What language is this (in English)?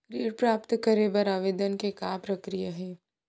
Chhattisgarhi